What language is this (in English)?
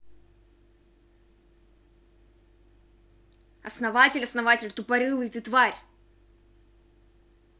Russian